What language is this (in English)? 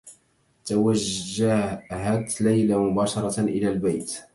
Arabic